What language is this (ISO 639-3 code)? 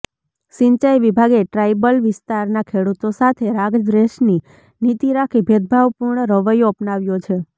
guj